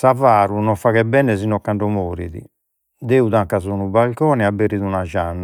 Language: Sardinian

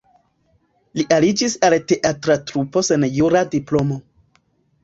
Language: Esperanto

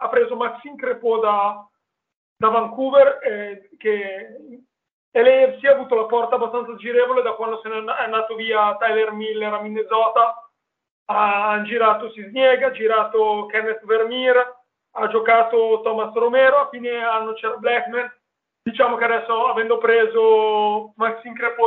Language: Italian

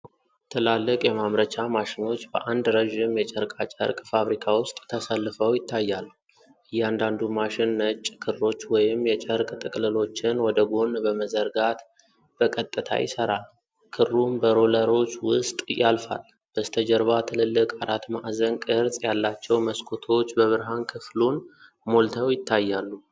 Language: Amharic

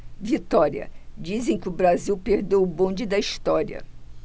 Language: Portuguese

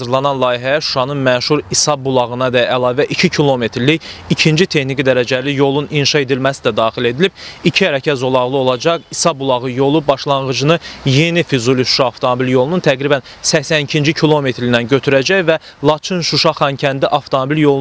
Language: Turkish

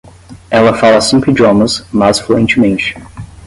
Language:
Portuguese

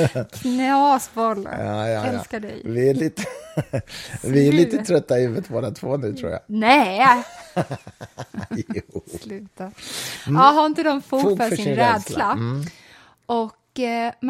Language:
Swedish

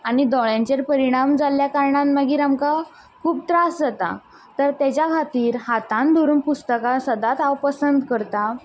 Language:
Konkani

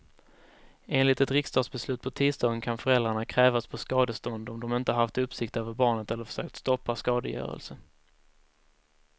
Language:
Swedish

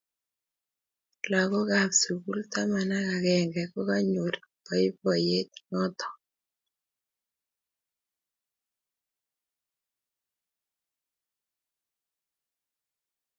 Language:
Kalenjin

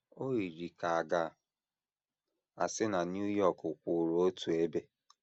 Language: Igbo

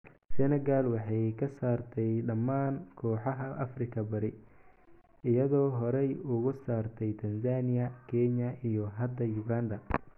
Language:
Somali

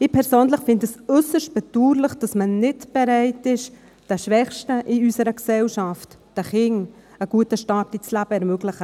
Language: Swiss German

